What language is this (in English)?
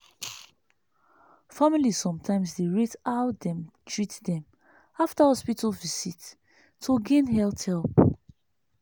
Nigerian Pidgin